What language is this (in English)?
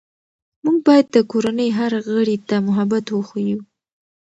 Pashto